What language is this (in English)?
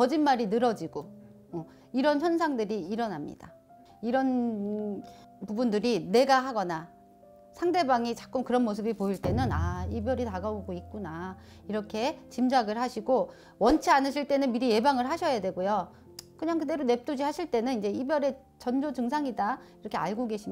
Korean